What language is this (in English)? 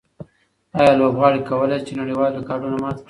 Pashto